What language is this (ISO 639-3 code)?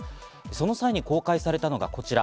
jpn